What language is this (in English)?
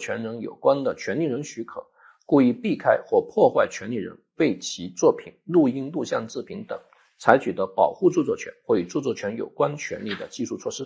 Chinese